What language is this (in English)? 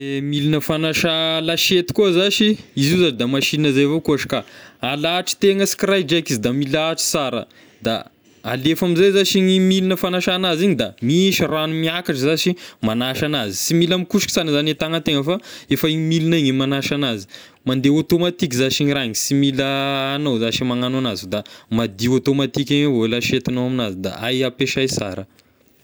Tesaka Malagasy